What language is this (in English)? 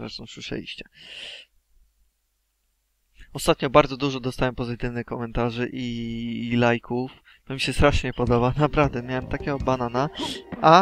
Polish